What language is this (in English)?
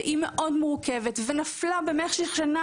Hebrew